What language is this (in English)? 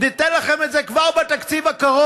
Hebrew